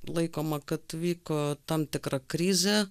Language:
Lithuanian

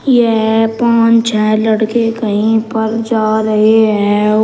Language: Hindi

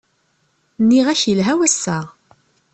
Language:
Kabyle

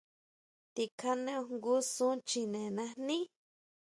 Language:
Huautla Mazatec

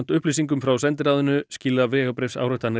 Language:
Icelandic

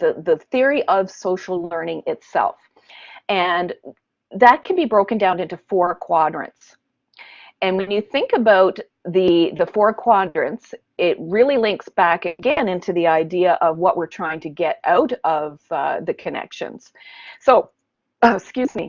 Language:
English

